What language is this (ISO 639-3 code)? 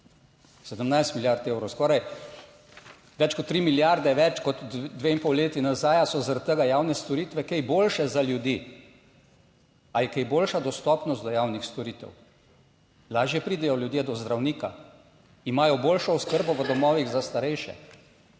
slv